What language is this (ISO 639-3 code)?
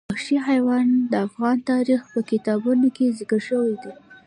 pus